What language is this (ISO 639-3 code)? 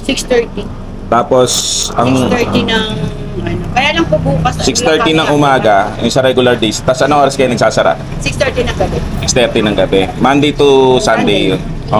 fil